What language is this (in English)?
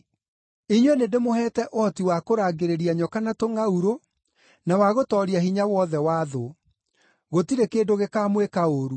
Kikuyu